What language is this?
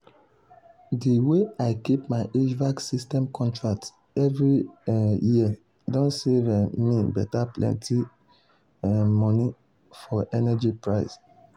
Nigerian Pidgin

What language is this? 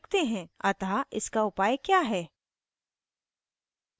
Hindi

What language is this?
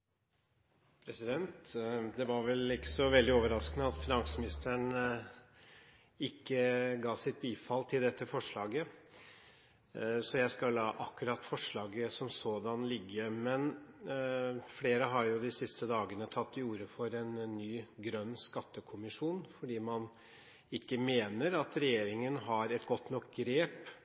Norwegian Bokmål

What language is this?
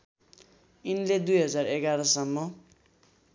Nepali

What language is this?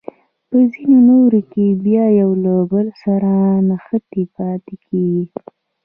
Pashto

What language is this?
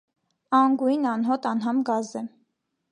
Armenian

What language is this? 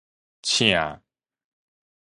Min Nan Chinese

